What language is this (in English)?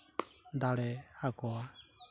Santali